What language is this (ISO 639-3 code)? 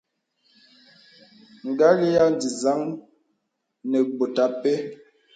beb